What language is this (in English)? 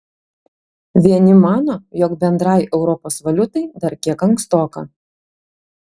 Lithuanian